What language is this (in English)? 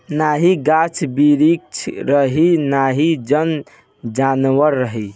Bhojpuri